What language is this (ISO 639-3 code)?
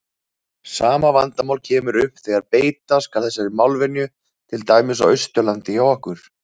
isl